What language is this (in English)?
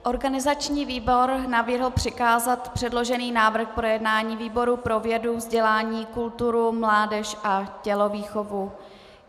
Czech